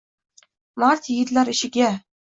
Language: Uzbek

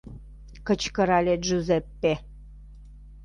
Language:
Mari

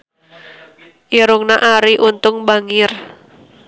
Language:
Sundanese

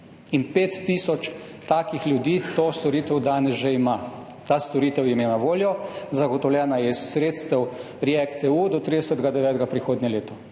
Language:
Slovenian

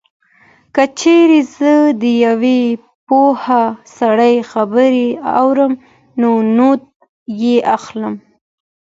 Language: Pashto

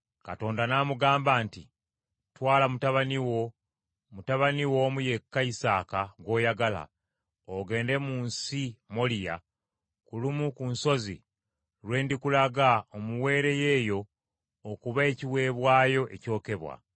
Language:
Ganda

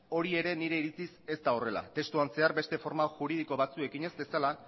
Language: Basque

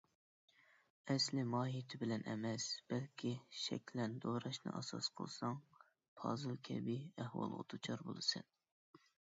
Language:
Uyghur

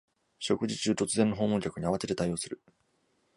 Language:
Japanese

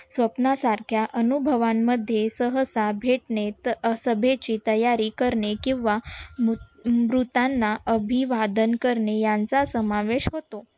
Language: Marathi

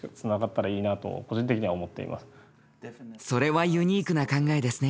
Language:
Japanese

